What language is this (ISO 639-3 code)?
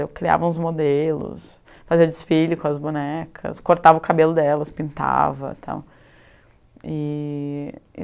por